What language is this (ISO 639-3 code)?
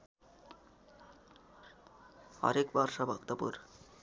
nep